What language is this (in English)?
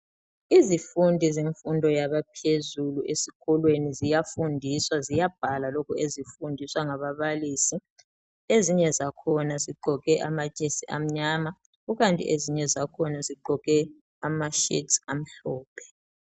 North Ndebele